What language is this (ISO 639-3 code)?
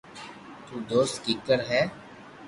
lrk